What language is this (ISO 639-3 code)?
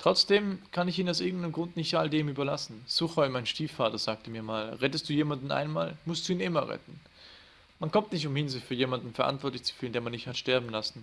deu